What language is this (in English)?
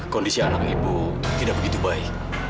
Indonesian